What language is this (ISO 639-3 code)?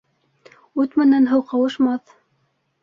bak